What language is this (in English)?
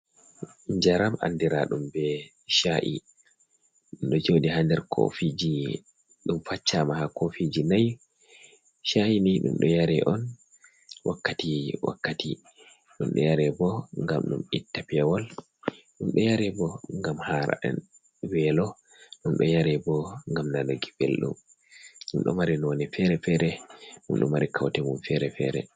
Fula